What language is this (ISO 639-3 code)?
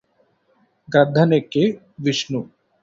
tel